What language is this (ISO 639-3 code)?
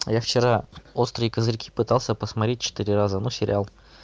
rus